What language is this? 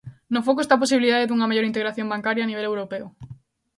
Galician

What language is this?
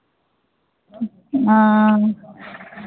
Maithili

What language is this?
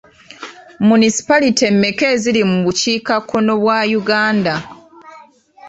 Ganda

